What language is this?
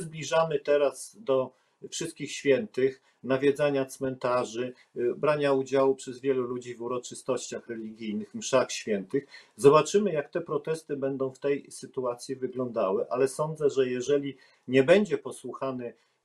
Polish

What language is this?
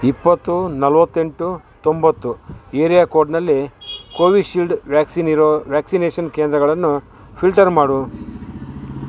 Kannada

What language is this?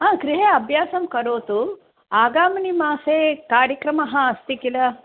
Sanskrit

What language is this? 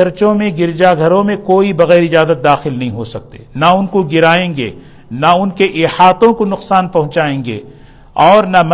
Urdu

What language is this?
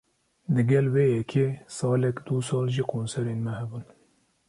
Kurdish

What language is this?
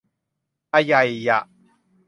Thai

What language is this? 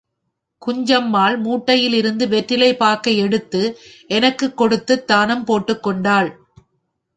Tamil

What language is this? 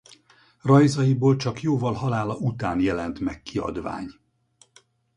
Hungarian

